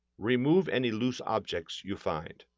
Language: English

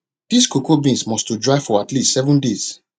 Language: Nigerian Pidgin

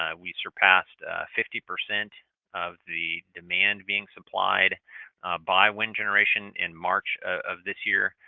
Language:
English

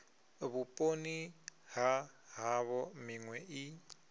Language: Venda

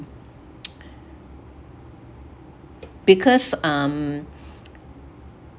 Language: English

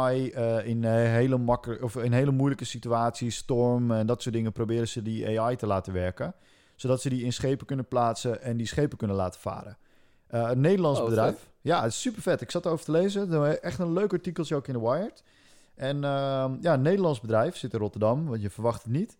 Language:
Dutch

